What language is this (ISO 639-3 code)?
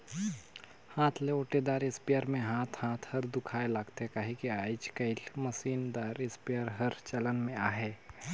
hne